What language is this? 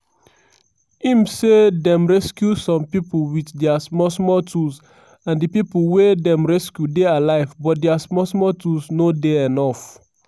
Nigerian Pidgin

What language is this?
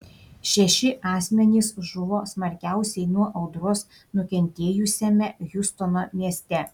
Lithuanian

